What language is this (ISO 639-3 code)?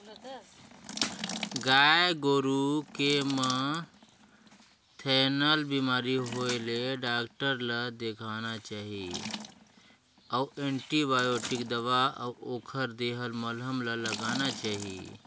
hne